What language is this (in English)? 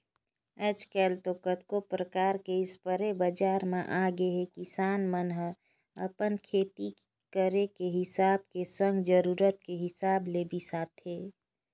Chhattisgarhi